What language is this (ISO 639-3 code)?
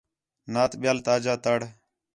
xhe